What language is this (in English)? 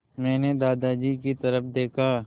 Hindi